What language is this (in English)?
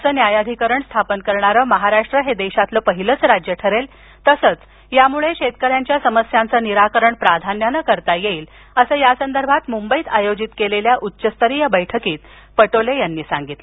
Marathi